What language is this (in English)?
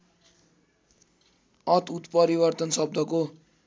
Nepali